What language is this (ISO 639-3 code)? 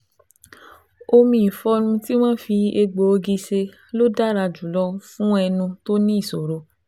yor